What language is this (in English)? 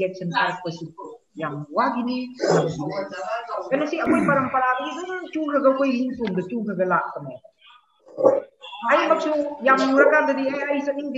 Vietnamese